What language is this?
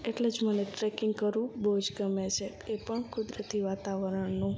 Gujarati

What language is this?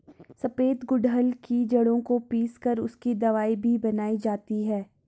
Hindi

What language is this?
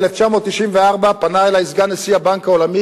Hebrew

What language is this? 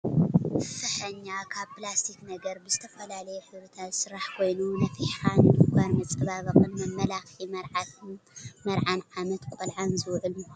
Tigrinya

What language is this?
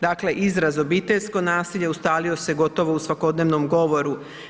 Croatian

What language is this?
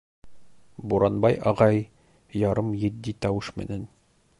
Bashkir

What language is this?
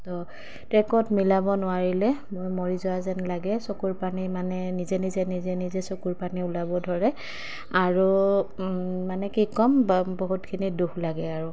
Assamese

